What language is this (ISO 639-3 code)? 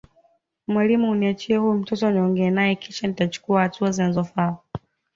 swa